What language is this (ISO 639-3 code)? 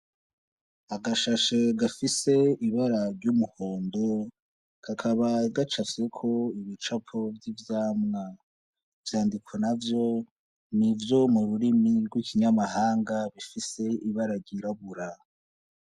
run